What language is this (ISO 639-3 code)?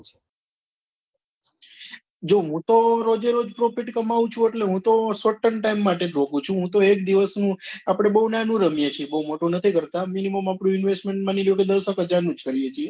guj